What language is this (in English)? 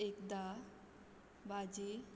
Konkani